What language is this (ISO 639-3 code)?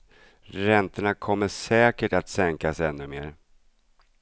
swe